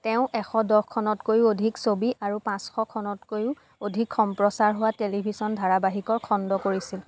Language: Assamese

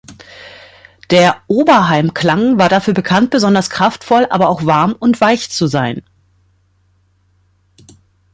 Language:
German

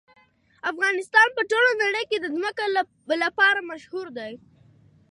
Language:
Pashto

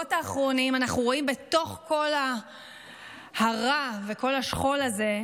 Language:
Hebrew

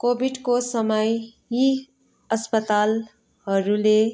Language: Nepali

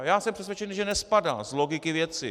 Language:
Czech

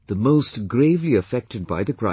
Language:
English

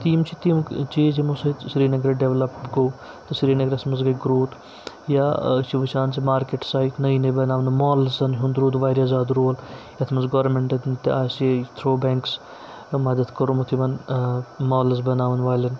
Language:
Kashmiri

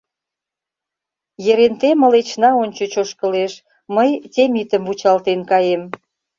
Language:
Mari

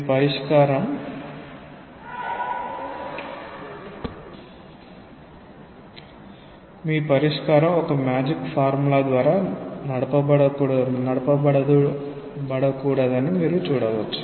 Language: Telugu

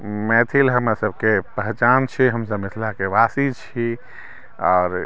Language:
Maithili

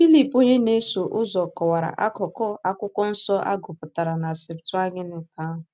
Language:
Igbo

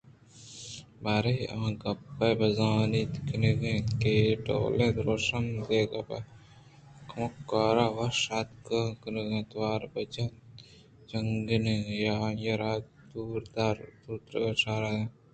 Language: Eastern Balochi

